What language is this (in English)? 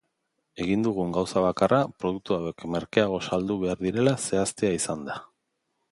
Basque